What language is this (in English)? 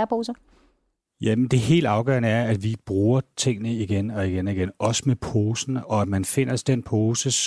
Danish